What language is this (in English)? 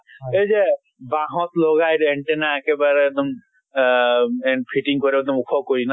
Assamese